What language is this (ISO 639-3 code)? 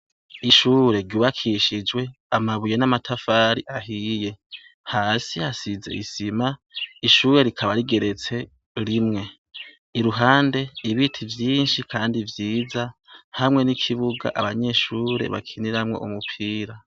run